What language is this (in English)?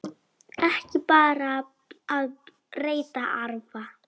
Icelandic